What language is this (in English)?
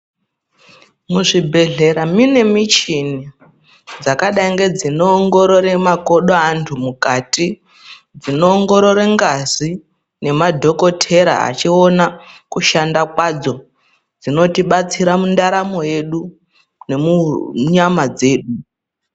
Ndau